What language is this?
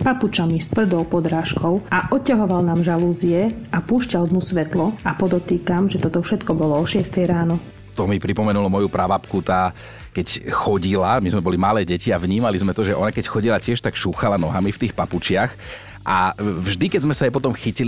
Slovak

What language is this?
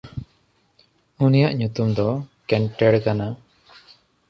Santali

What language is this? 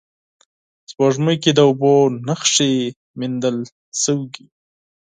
Pashto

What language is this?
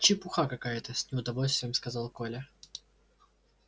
Russian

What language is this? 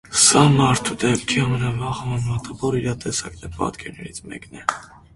Armenian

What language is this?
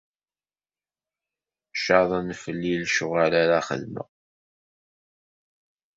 Kabyle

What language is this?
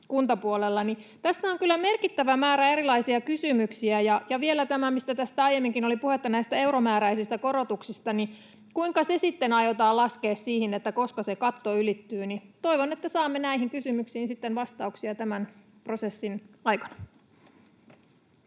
Finnish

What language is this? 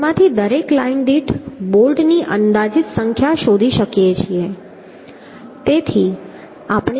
Gujarati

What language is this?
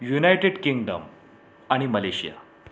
Marathi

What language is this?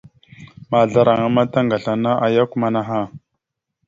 Mada (Cameroon)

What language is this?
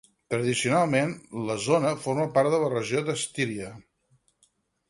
Catalan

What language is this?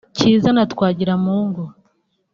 Kinyarwanda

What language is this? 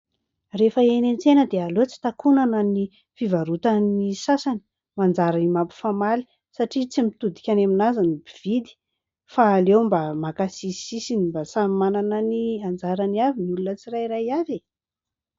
Malagasy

